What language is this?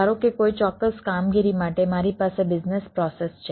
Gujarati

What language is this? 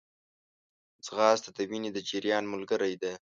Pashto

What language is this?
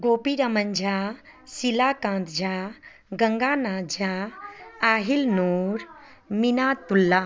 Maithili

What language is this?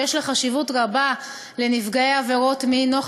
Hebrew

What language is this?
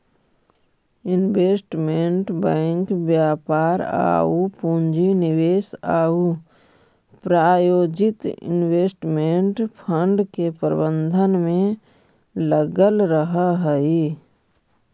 Magahi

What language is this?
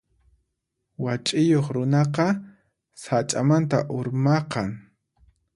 Puno Quechua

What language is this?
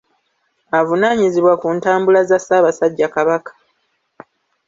Ganda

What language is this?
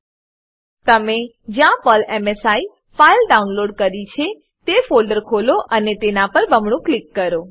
Gujarati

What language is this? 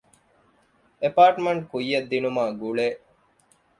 Divehi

